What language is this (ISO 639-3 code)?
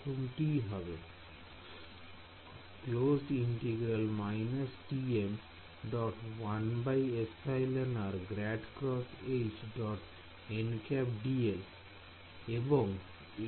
ben